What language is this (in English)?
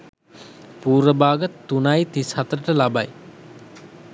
Sinhala